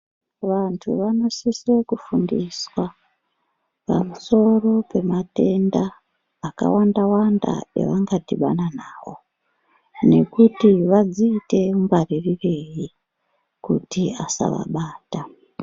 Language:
Ndau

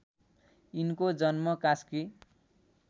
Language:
Nepali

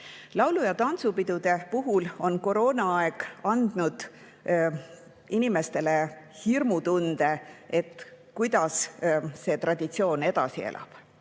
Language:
Estonian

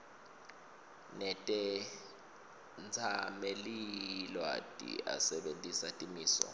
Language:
Swati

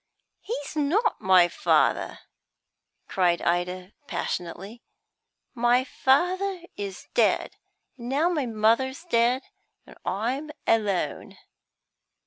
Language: English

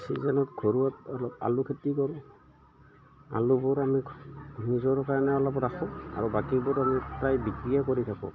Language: Assamese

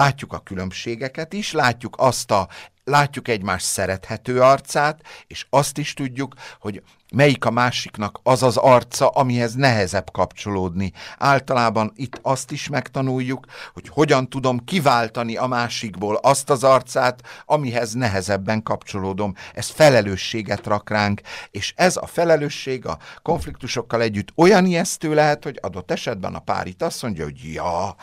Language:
Hungarian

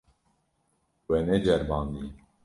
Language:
Kurdish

